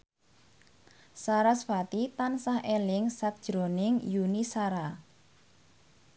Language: Javanese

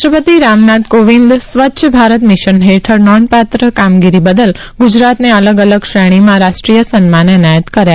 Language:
Gujarati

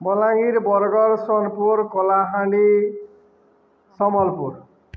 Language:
Odia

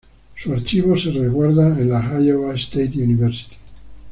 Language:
Spanish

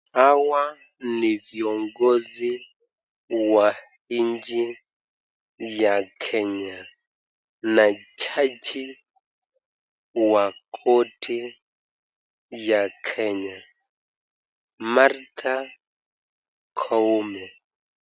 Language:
Swahili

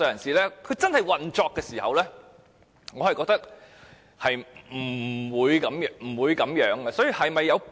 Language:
Cantonese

